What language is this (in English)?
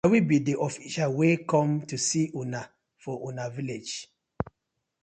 Nigerian Pidgin